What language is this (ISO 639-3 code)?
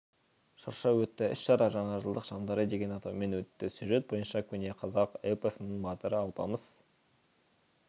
kaz